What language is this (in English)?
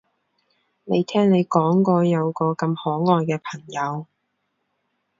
Cantonese